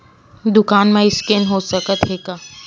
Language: Chhattisgarhi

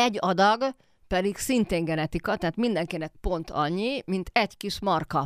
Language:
Hungarian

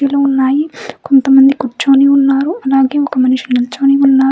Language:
Telugu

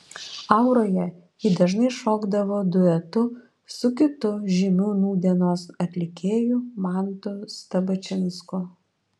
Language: Lithuanian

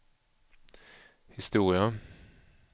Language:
Swedish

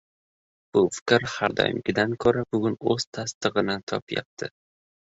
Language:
Uzbek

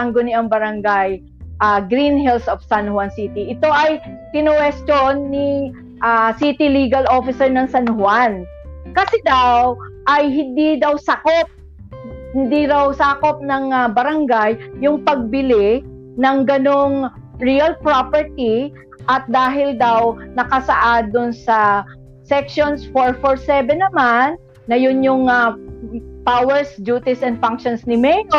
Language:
Filipino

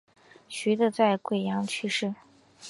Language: Chinese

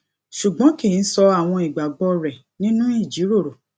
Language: Yoruba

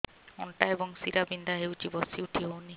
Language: Odia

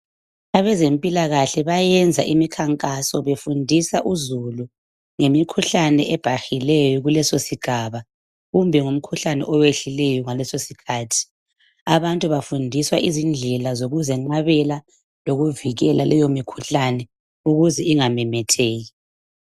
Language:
North Ndebele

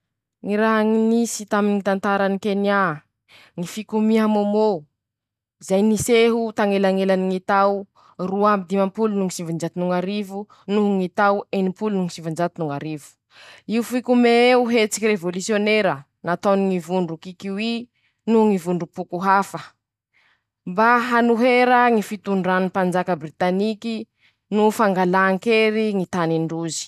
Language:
Masikoro Malagasy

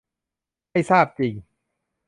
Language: Thai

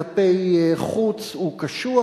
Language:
Hebrew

